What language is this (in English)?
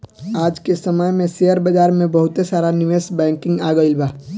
Bhojpuri